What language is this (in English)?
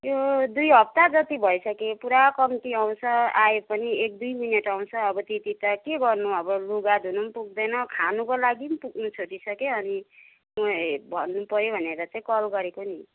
Nepali